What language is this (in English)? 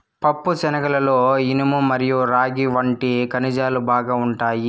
Telugu